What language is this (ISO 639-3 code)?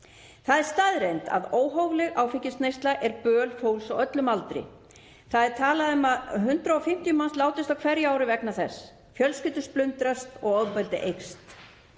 isl